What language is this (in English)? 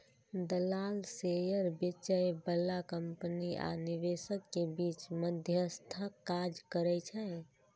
Maithili